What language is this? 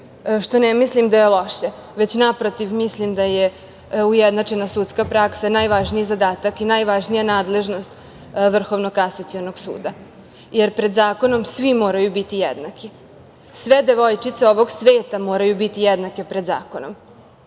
Serbian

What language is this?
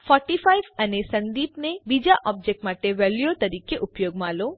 Gujarati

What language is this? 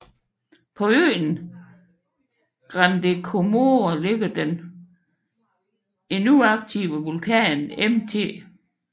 Danish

